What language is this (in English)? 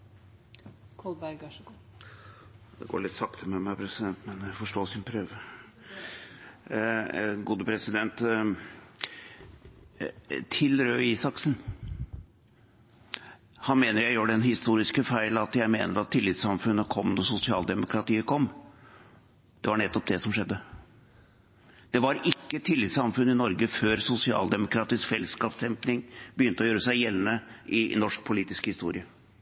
Norwegian Nynorsk